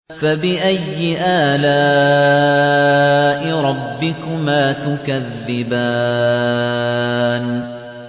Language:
Arabic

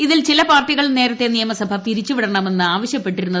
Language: Malayalam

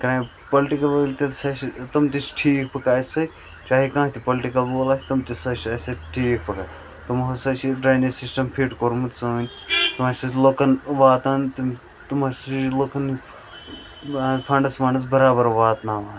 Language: Kashmiri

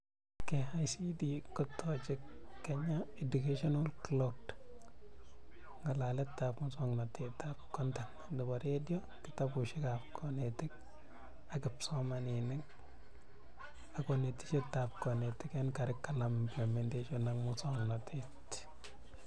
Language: Kalenjin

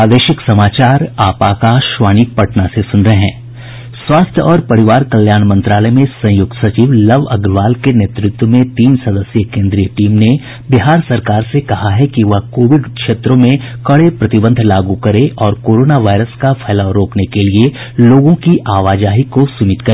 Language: Hindi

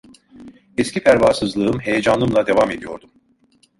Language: Turkish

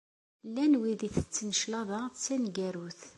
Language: Kabyle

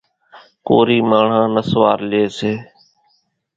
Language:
Kachi Koli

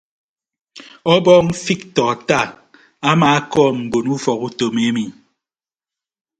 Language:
Ibibio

